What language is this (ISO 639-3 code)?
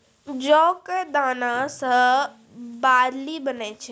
mai